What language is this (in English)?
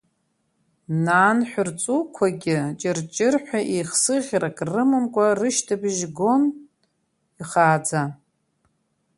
Abkhazian